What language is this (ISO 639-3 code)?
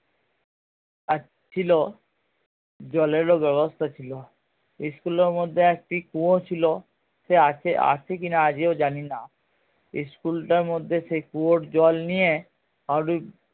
ben